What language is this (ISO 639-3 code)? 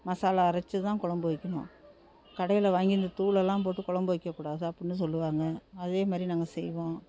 tam